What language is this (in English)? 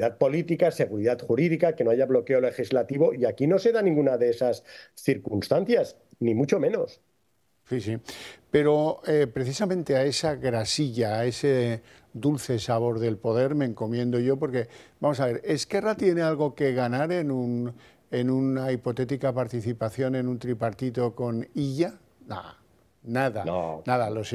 Spanish